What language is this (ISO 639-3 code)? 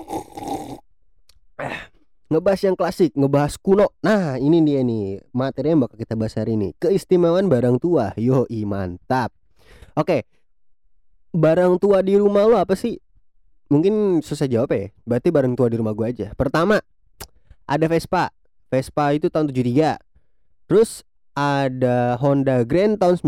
ind